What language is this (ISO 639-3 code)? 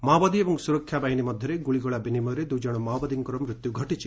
ori